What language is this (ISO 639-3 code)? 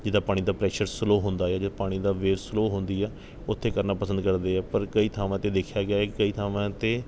pan